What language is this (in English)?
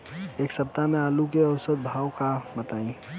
Bhojpuri